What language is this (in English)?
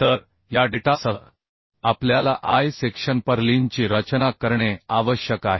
Marathi